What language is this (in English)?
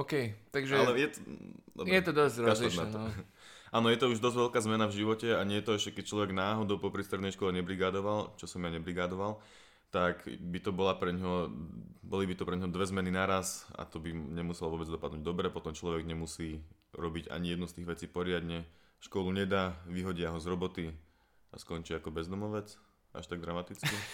Slovak